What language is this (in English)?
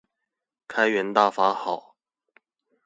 Chinese